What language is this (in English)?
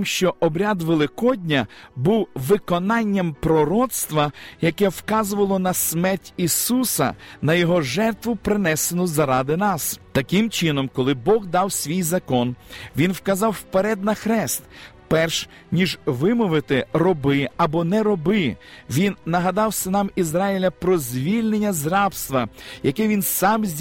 Ukrainian